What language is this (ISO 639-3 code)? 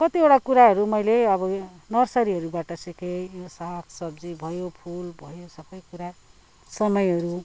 nep